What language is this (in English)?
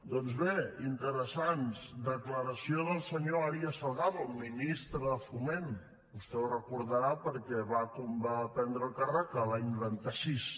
Catalan